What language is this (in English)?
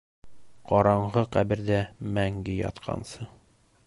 Bashkir